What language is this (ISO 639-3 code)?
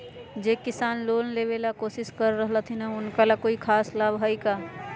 mag